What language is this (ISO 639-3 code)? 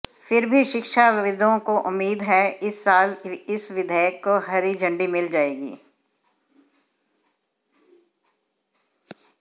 hin